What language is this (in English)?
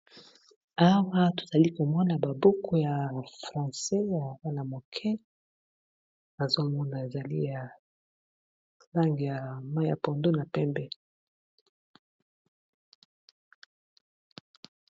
Lingala